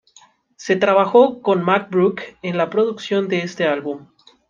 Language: Spanish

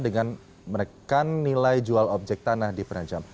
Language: Indonesian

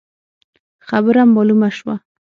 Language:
Pashto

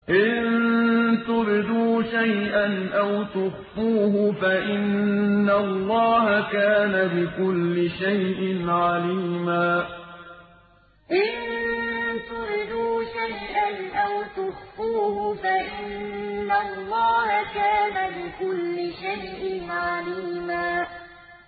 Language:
Arabic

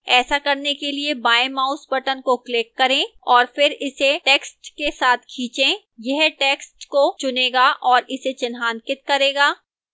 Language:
Hindi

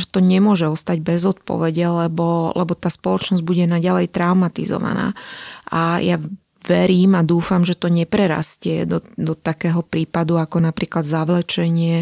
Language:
Slovak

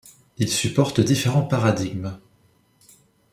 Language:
French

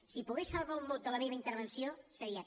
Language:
Catalan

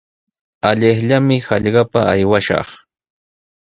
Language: Sihuas Ancash Quechua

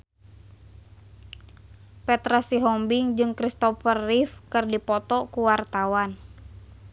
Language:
Sundanese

